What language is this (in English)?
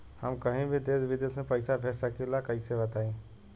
Bhojpuri